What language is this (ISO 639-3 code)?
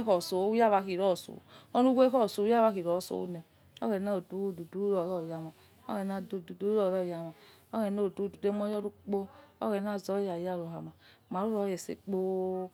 ets